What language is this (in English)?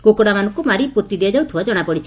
Odia